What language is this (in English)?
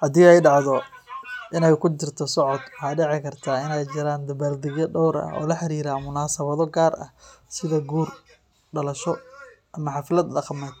Somali